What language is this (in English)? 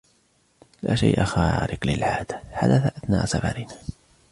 Arabic